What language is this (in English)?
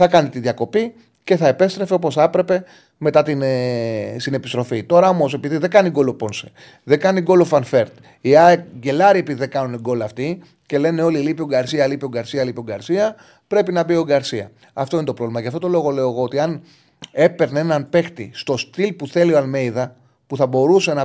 Greek